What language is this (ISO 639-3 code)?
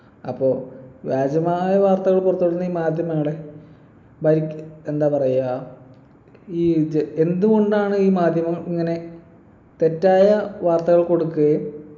mal